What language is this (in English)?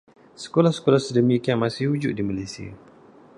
Malay